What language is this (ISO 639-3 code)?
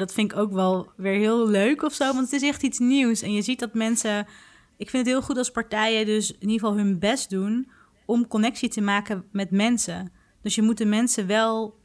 nld